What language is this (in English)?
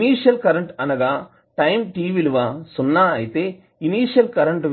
Telugu